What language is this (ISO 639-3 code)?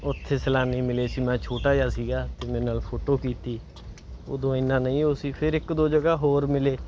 pan